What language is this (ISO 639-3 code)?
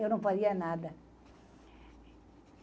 por